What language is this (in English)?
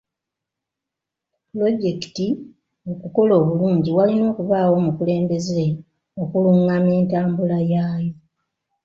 Ganda